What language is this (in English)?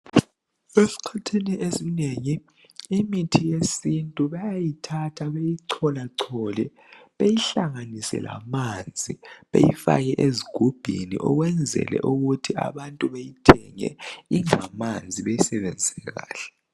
North Ndebele